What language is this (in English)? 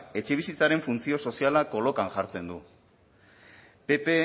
Basque